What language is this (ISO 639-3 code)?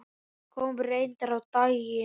isl